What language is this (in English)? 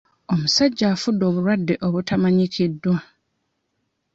Ganda